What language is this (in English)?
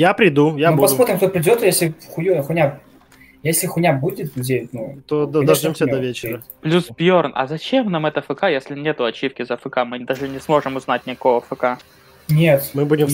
Russian